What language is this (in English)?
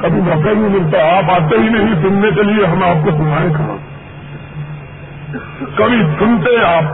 Urdu